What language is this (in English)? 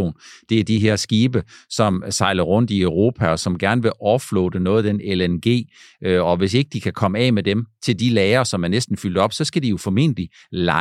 Danish